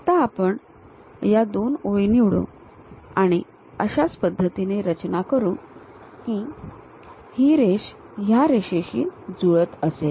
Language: Marathi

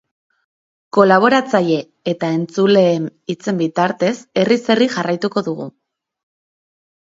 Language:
Basque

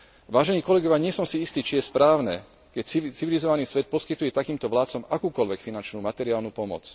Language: Slovak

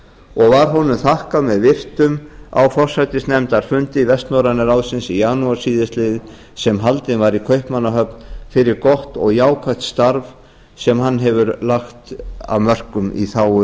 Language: Icelandic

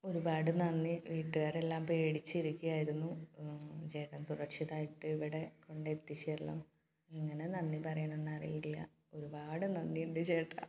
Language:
Malayalam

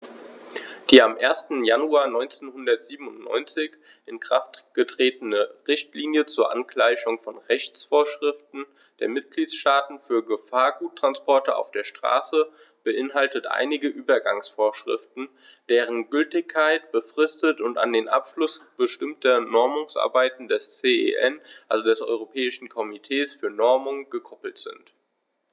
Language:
German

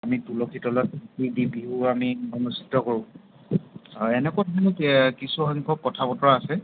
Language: Assamese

